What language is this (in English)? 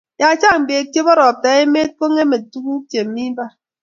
Kalenjin